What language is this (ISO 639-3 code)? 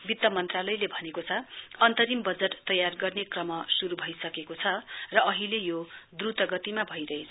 nep